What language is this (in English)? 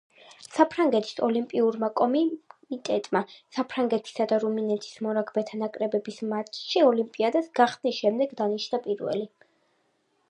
Georgian